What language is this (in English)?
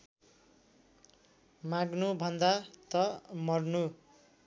Nepali